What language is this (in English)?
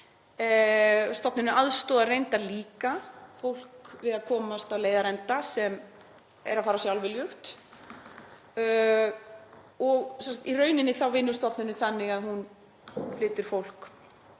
Icelandic